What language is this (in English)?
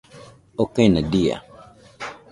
Nüpode Huitoto